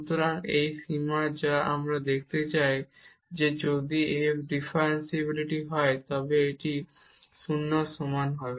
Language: Bangla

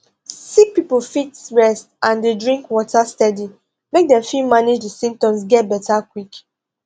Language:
Nigerian Pidgin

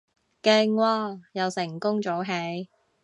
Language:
Cantonese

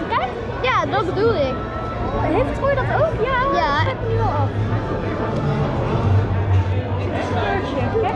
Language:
Dutch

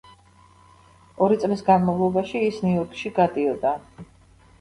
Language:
Georgian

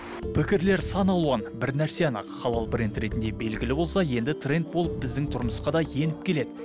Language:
Kazakh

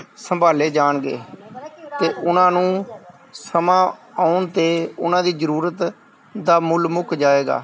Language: Punjabi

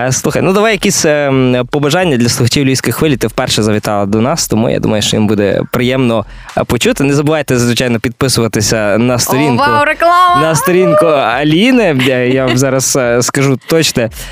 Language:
Ukrainian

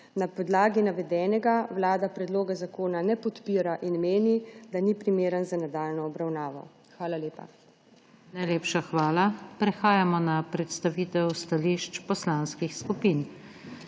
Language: Slovenian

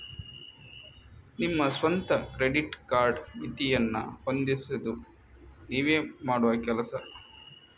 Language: Kannada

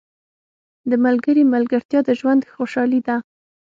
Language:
Pashto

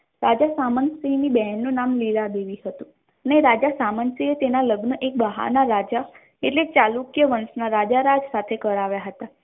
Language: Gujarati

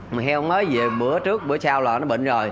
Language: Vietnamese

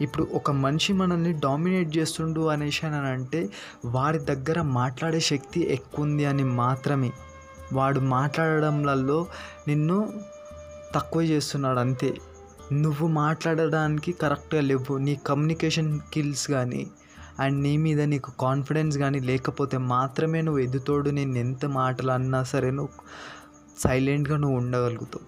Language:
Telugu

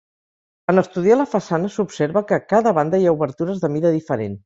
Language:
Catalan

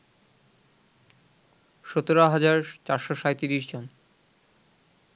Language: Bangla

